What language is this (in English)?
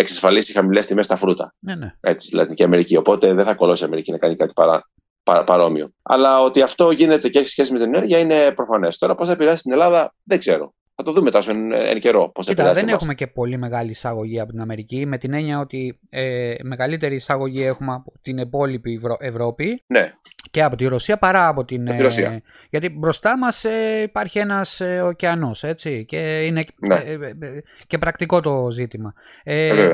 Greek